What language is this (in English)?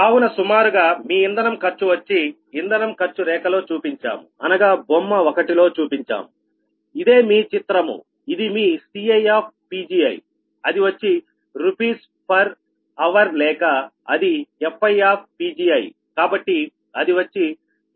Telugu